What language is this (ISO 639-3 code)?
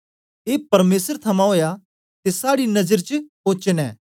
doi